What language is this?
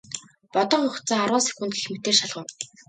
Mongolian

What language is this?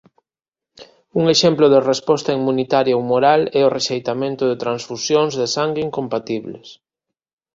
Galician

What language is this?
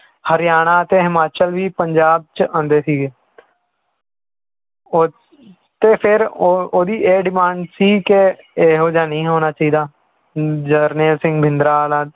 Punjabi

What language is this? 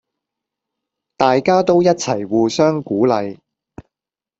Cantonese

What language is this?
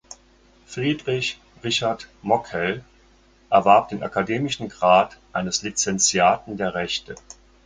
German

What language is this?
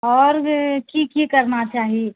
Maithili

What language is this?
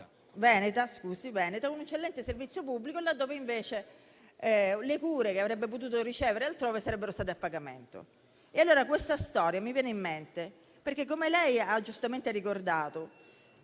Italian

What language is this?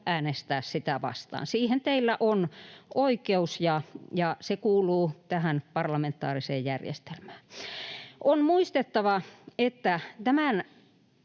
Finnish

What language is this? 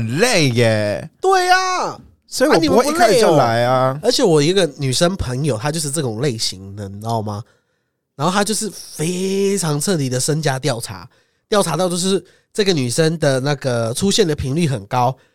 Chinese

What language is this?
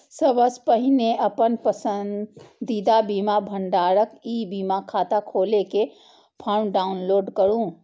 Maithili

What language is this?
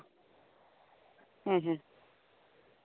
Santali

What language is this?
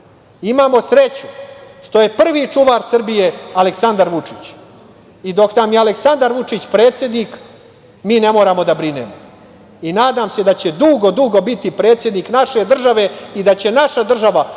Serbian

